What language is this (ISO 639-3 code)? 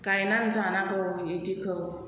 brx